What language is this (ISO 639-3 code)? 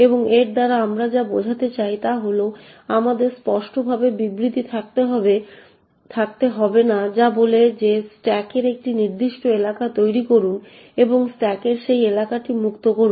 ben